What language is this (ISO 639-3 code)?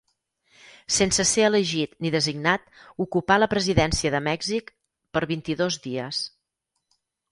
cat